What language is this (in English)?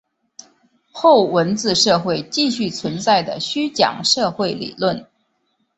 Chinese